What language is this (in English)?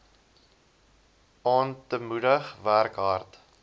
Afrikaans